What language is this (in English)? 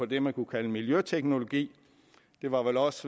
Danish